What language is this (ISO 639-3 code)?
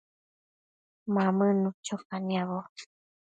mcf